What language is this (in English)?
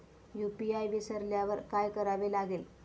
Marathi